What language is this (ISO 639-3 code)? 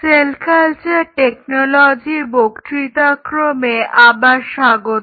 ben